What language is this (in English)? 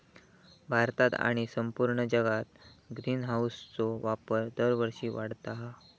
Marathi